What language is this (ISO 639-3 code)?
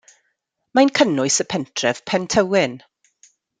cym